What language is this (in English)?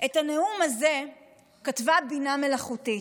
Hebrew